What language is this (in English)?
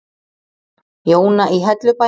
Icelandic